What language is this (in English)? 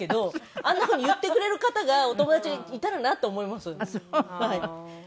Japanese